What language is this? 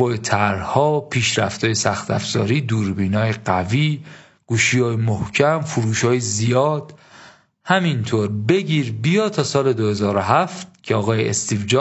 Persian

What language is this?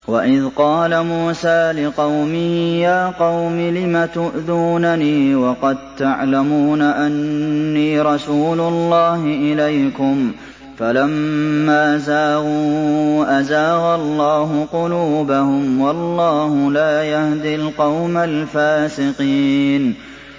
Arabic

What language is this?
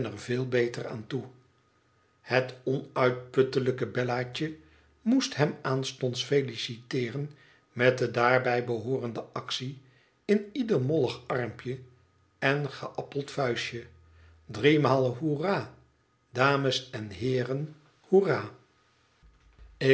Dutch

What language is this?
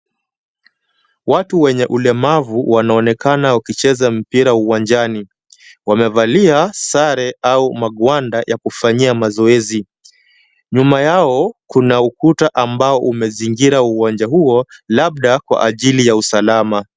Swahili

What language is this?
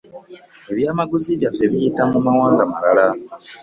Ganda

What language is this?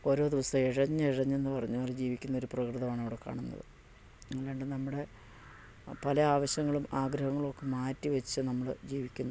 Malayalam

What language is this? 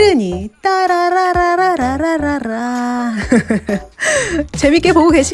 Korean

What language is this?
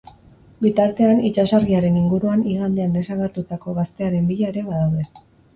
Basque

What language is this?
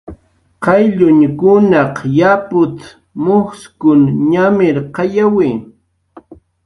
Jaqaru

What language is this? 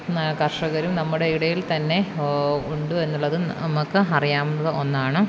Malayalam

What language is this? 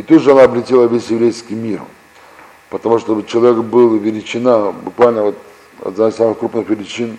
Russian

